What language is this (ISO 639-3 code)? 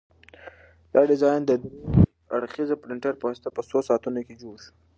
pus